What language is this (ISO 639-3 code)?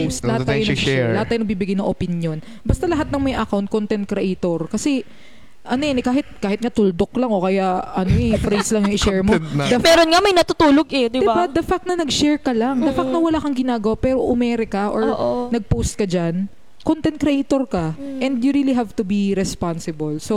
fil